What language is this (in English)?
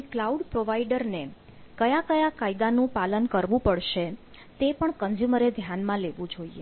Gujarati